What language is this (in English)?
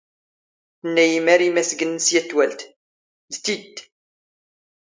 Standard Moroccan Tamazight